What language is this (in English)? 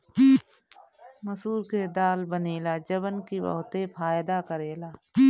Bhojpuri